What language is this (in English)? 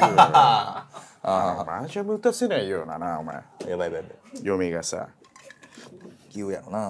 Japanese